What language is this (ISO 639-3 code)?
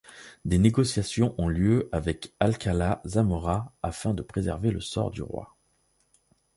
fra